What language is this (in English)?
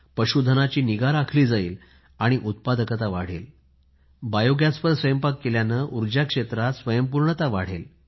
Marathi